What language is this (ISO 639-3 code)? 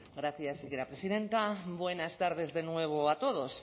spa